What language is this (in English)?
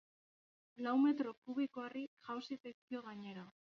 Basque